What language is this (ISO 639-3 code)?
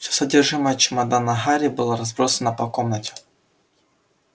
rus